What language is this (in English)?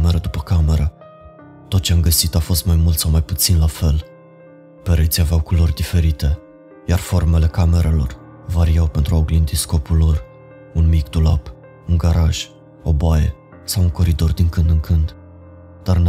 Romanian